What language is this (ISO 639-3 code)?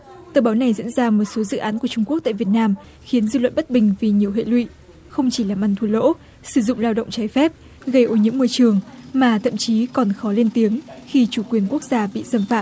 vie